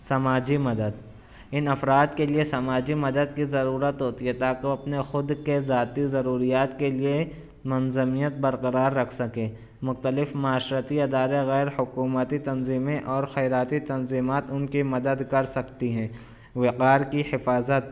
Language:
Urdu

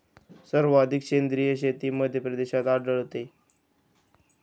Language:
Marathi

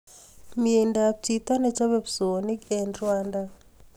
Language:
Kalenjin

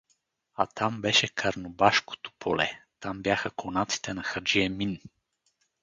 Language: Bulgarian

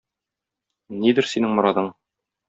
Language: Tatar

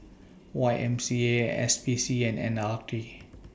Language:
English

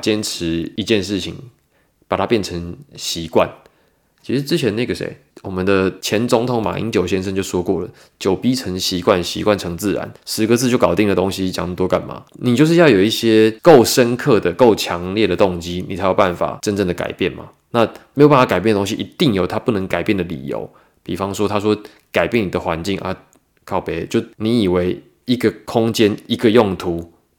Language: Chinese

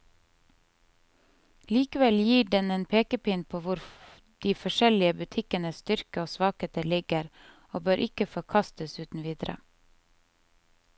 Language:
Norwegian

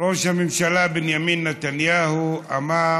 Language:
Hebrew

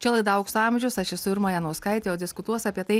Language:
Lithuanian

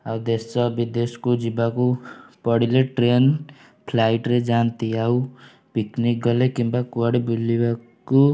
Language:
Odia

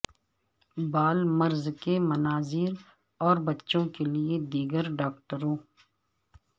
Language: Urdu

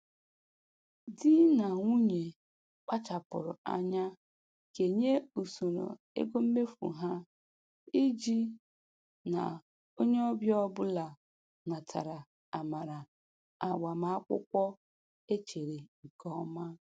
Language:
Igbo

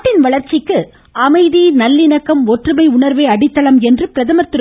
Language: Tamil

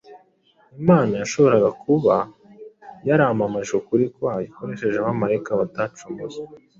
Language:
Kinyarwanda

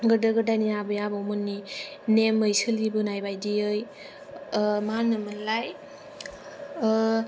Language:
Bodo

